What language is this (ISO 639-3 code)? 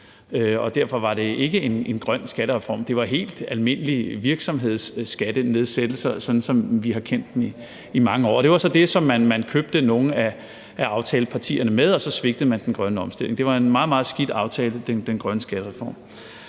dan